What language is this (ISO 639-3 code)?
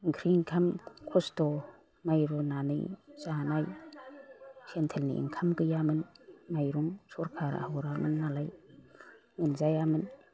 brx